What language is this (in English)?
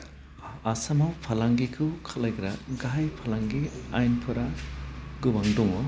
Bodo